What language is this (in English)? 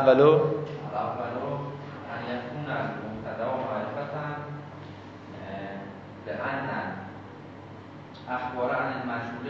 Persian